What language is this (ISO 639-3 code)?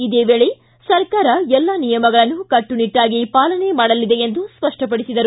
kan